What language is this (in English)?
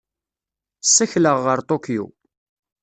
Kabyle